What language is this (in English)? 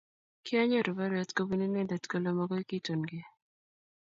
Kalenjin